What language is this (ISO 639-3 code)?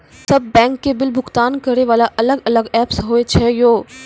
mai